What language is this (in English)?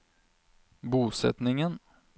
Norwegian